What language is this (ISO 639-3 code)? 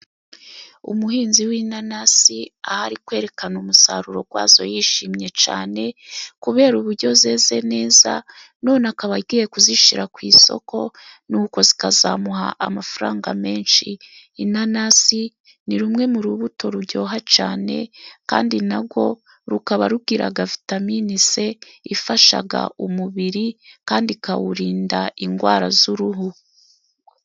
kin